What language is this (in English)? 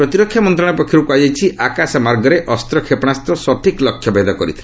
Odia